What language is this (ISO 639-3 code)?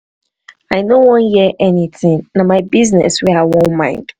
pcm